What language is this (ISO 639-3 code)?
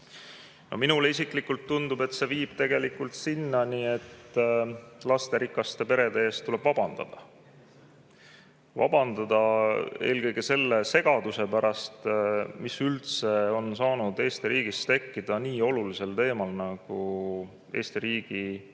est